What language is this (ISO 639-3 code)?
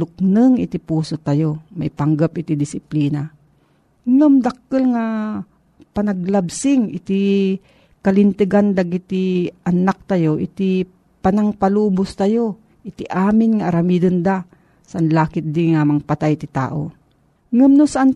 fil